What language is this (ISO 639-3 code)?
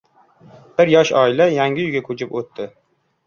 uzb